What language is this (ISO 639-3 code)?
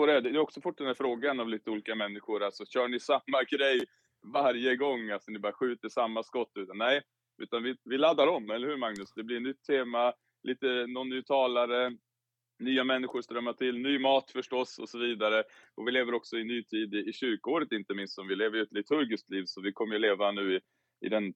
swe